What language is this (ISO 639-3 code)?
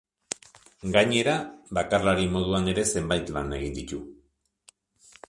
eus